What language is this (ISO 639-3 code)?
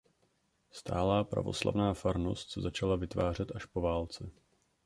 ces